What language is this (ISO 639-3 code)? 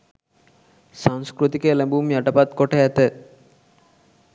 sin